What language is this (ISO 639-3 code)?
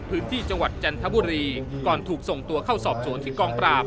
tha